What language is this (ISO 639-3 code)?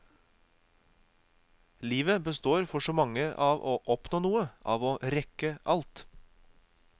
nor